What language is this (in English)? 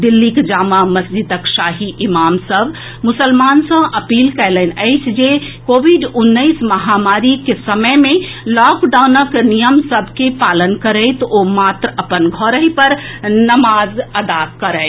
Maithili